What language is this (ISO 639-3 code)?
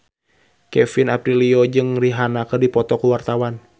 sun